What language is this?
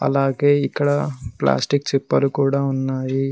Telugu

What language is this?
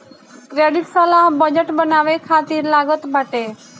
Bhojpuri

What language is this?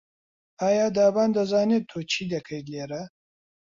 Central Kurdish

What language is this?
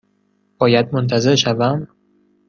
Persian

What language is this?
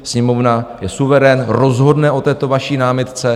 Czech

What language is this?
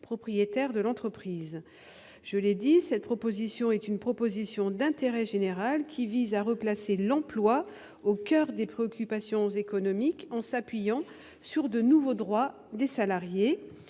French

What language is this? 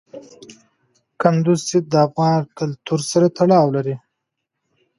Pashto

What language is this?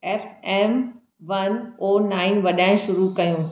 Sindhi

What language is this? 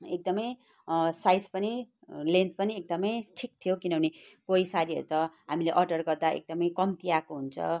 Nepali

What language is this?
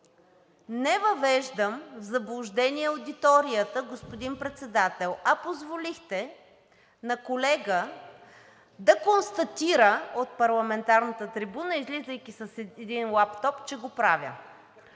Bulgarian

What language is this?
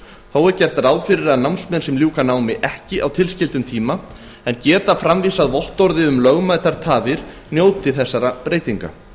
Icelandic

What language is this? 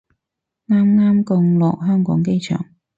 Cantonese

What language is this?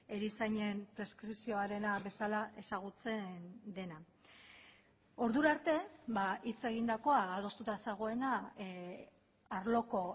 Basque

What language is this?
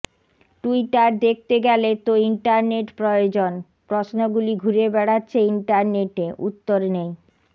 Bangla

